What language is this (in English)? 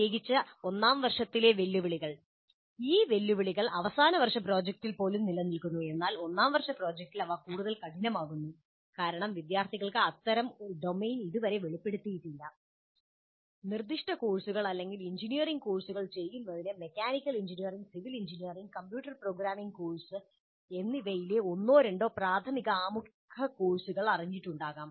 Malayalam